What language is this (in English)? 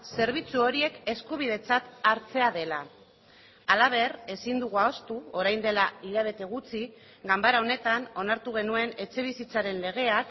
Basque